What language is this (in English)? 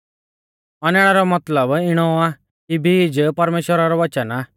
Mahasu Pahari